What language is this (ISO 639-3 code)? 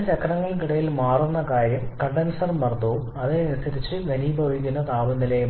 mal